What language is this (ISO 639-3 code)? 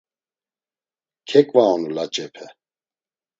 lzz